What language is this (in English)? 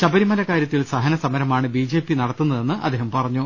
Malayalam